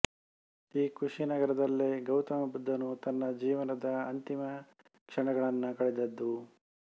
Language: Kannada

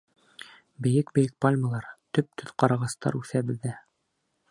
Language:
Bashkir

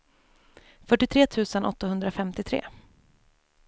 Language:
Swedish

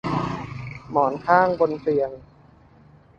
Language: Thai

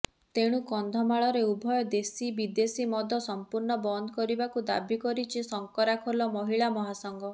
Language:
Odia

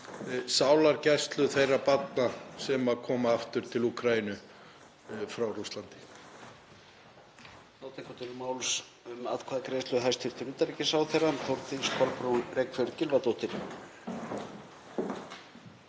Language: Icelandic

